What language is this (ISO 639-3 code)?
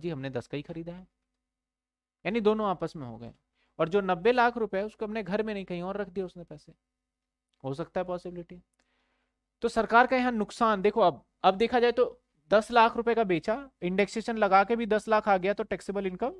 hin